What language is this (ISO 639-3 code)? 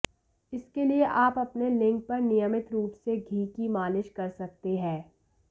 hin